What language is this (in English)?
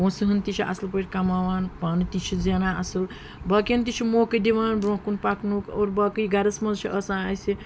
Kashmiri